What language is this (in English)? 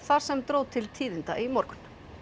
Icelandic